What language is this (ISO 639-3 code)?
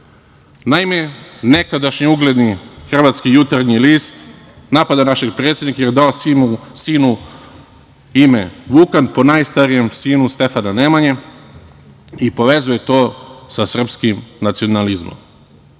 srp